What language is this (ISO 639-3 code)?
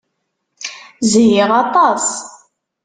kab